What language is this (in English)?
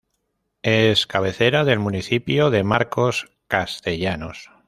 Spanish